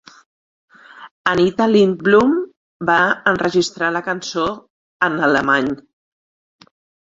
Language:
Catalan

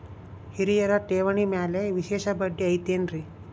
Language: Kannada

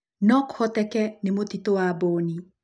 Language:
Kikuyu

